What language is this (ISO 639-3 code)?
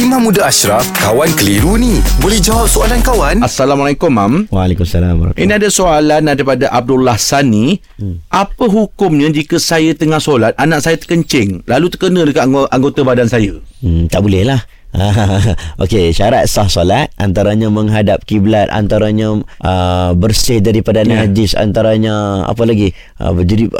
msa